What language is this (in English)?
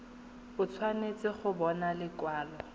Tswana